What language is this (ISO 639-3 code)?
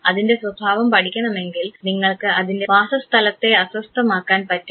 mal